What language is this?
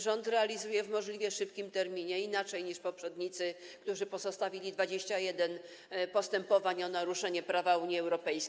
Polish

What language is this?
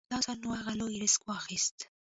Pashto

